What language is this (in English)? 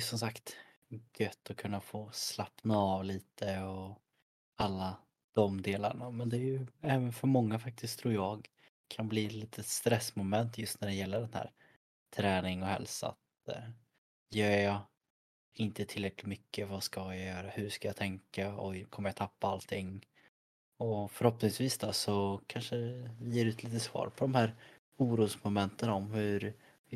Swedish